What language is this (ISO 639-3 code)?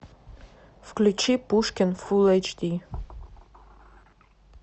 rus